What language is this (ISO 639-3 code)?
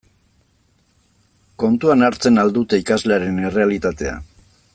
eus